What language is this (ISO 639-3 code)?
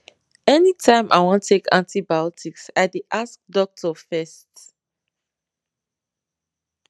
pcm